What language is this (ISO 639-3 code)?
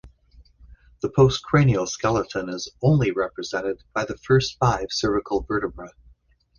eng